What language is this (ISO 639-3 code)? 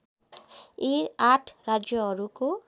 nep